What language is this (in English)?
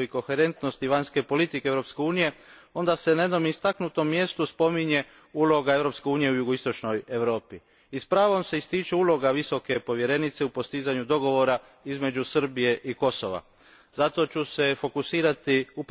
Croatian